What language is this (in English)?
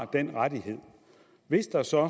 Danish